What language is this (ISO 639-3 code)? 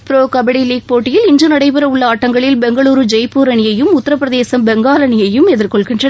tam